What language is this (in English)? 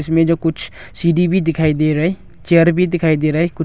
Hindi